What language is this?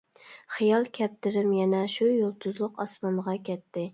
Uyghur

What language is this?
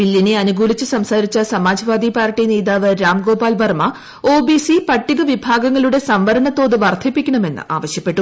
Malayalam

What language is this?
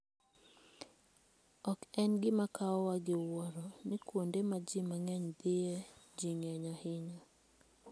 Luo (Kenya and Tanzania)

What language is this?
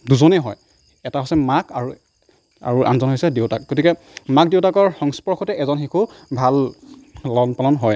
Assamese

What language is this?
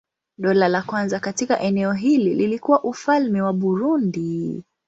Swahili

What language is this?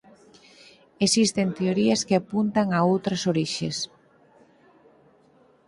Galician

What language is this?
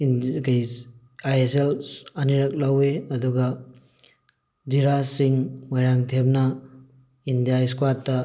Manipuri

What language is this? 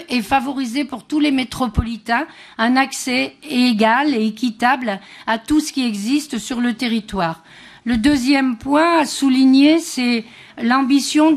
French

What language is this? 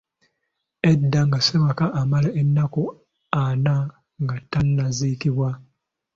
Ganda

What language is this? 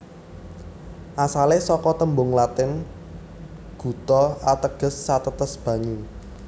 Javanese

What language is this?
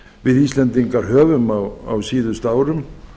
Icelandic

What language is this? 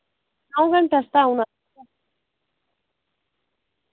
Dogri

